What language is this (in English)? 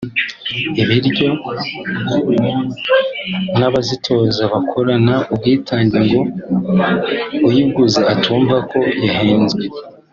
Kinyarwanda